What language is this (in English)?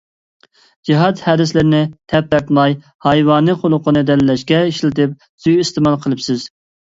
Uyghur